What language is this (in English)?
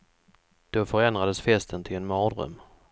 Swedish